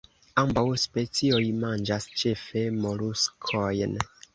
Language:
Esperanto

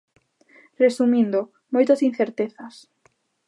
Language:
Galician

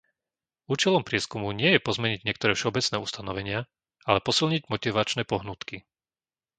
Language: Slovak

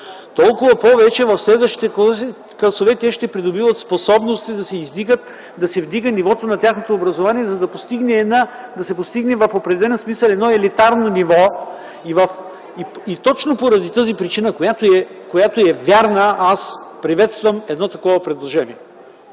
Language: Bulgarian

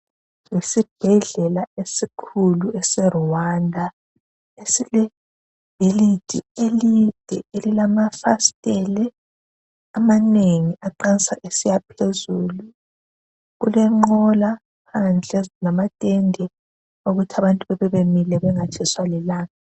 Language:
North Ndebele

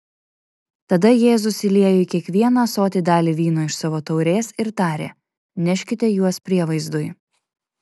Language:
Lithuanian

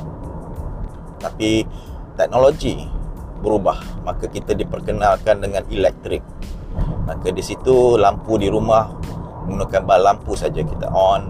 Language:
Malay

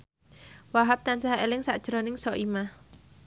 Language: Javanese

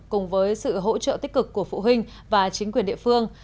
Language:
Vietnamese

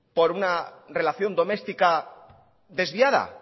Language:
Spanish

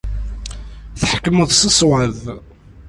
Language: Kabyle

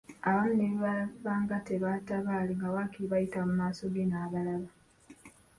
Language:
Ganda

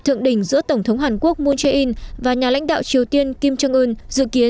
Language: Vietnamese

